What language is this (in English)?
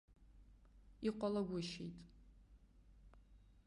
Abkhazian